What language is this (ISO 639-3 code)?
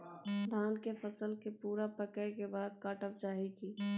mai